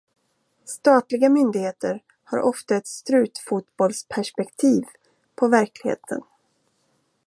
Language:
Swedish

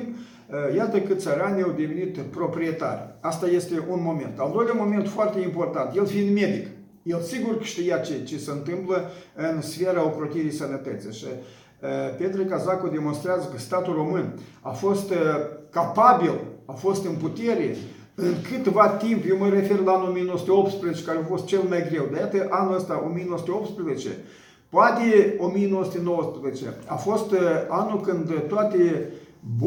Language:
Romanian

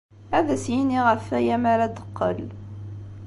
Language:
Kabyle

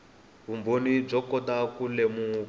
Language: Tsonga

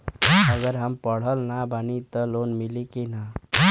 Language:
Bhojpuri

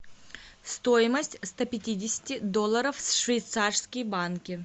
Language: Russian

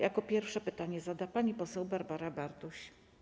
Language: Polish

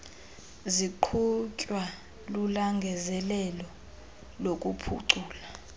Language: Xhosa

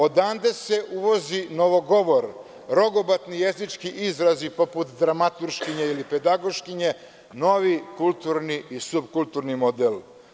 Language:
Serbian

